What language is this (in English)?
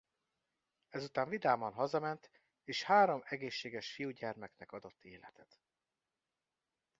Hungarian